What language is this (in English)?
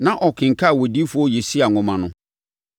Akan